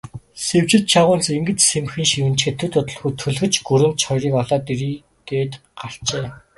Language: Mongolian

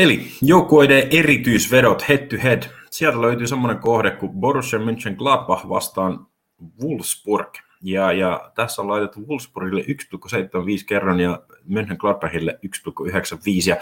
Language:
Finnish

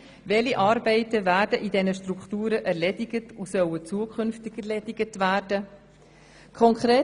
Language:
Swiss German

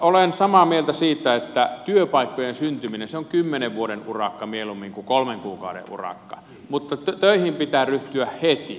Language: Finnish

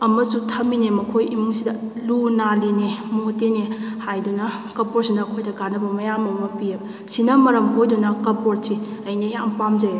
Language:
Manipuri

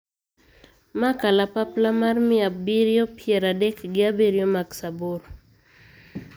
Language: Luo (Kenya and Tanzania)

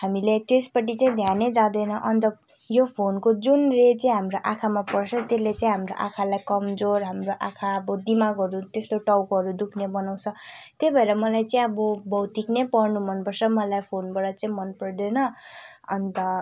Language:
Nepali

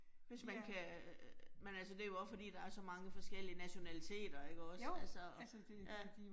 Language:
Danish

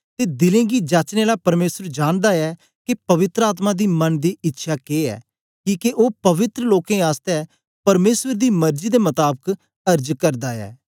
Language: Dogri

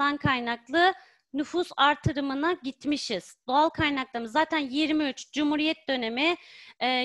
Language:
Turkish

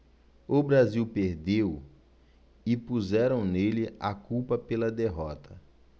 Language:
Portuguese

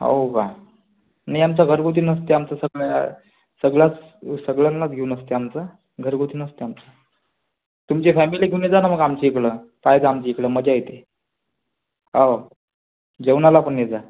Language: Marathi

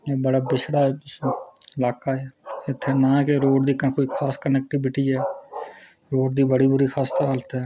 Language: Dogri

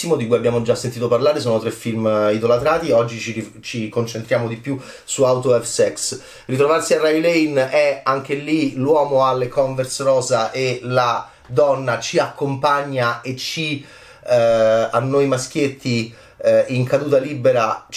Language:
Italian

